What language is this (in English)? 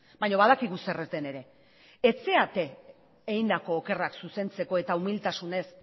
Basque